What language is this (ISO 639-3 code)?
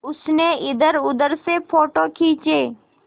hin